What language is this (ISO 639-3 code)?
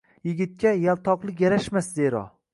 uzb